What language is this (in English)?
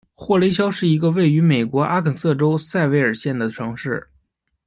Chinese